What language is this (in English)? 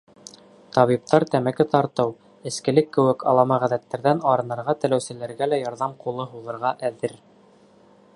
Bashkir